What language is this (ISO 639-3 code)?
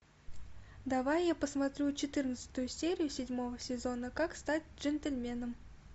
rus